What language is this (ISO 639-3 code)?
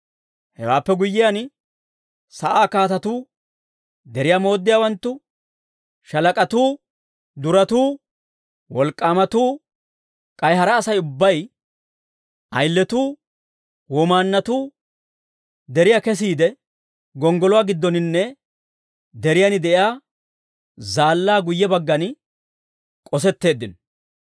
dwr